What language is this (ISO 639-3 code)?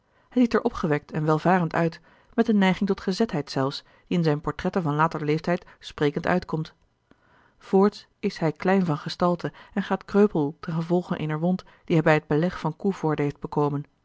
nld